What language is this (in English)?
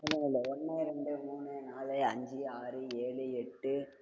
Tamil